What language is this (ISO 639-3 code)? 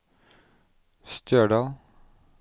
nor